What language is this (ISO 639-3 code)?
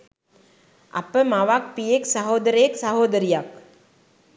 sin